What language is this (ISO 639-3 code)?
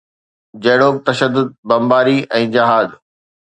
snd